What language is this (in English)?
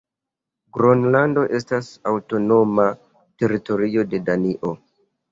Esperanto